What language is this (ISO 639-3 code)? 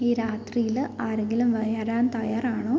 mal